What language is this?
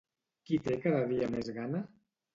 Catalan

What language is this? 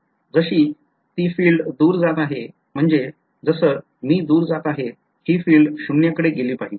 Marathi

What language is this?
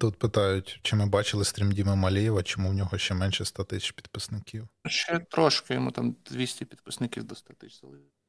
Ukrainian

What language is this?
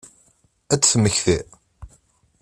Kabyle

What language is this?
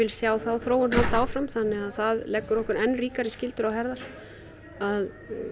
Icelandic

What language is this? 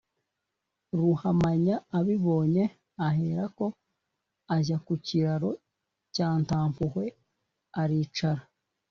Kinyarwanda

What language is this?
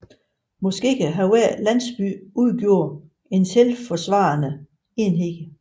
Danish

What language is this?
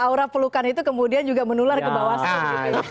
Indonesian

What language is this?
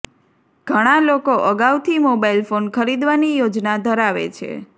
Gujarati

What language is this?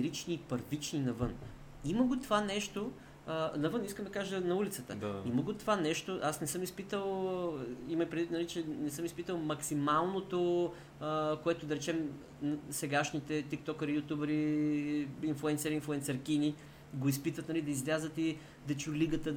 Bulgarian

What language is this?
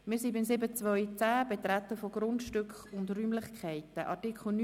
Swiss German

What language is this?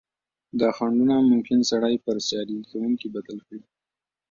Pashto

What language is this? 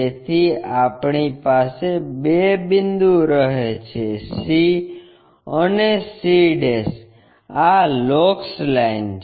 Gujarati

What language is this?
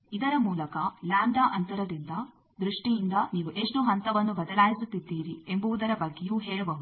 Kannada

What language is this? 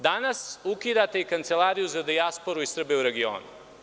Serbian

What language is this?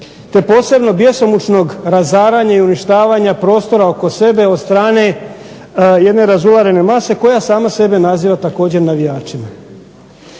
Croatian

